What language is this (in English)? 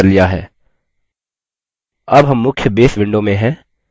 Hindi